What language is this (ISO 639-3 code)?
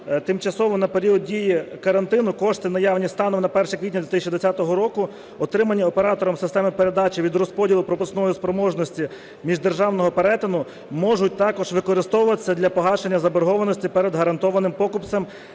ukr